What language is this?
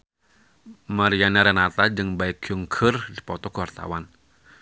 Sundanese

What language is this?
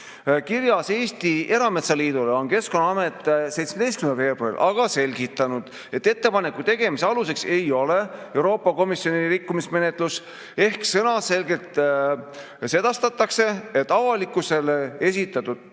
Estonian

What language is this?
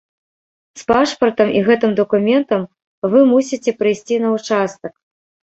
Belarusian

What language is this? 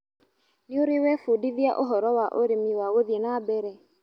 Kikuyu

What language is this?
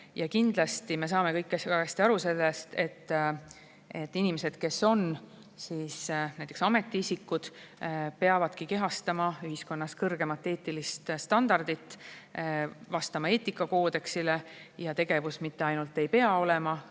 Estonian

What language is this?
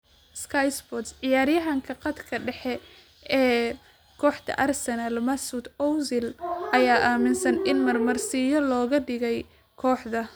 Somali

